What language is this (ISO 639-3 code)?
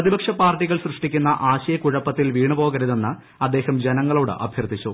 mal